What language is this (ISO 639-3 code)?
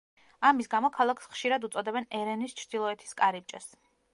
kat